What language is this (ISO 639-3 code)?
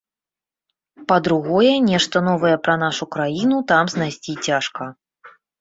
bel